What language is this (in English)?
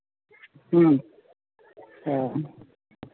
Santali